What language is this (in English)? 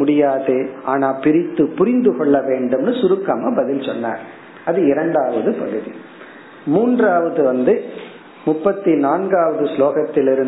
Tamil